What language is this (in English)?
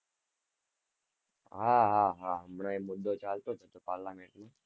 Gujarati